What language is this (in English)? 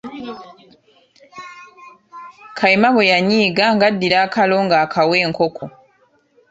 Ganda